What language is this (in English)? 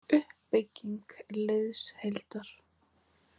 Icelandic